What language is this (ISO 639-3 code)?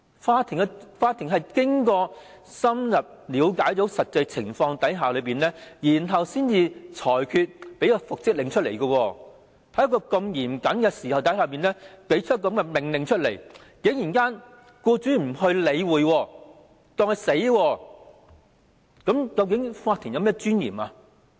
yue